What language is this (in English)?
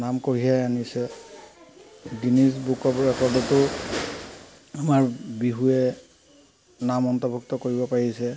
Assamese